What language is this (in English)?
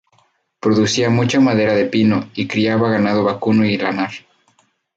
Spanish